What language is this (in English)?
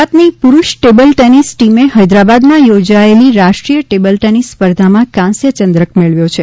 Gujarati